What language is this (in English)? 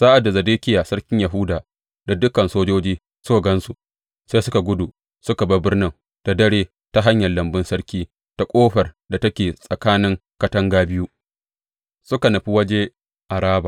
Hausa